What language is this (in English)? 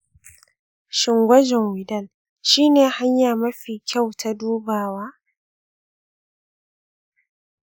Hausa